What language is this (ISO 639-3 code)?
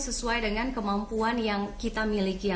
ind